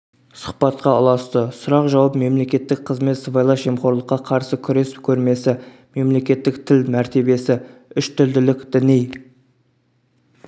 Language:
Kazakh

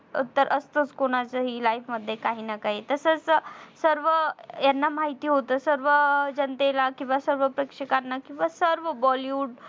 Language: Marathi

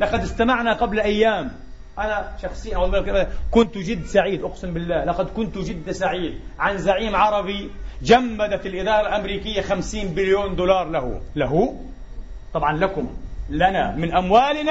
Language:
Arabic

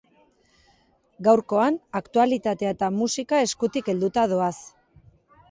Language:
Basque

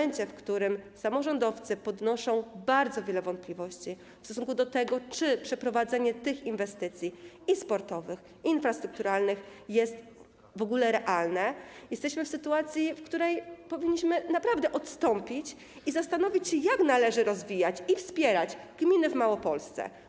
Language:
Polish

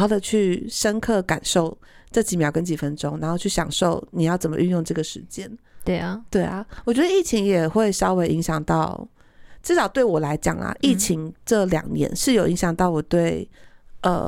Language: Chinese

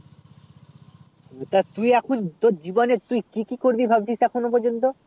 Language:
Bangla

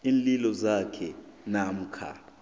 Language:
South Ndebele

